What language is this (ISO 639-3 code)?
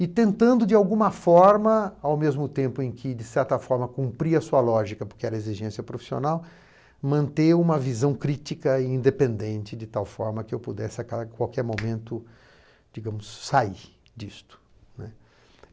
por